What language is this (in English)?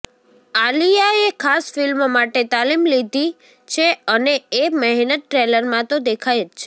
Gujarati